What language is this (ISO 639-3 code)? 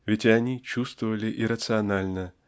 rus